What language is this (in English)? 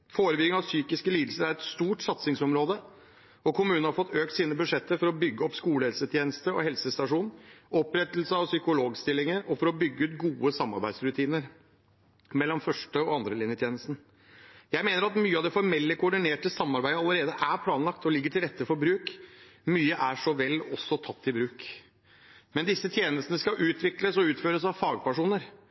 Norwegian Bokmål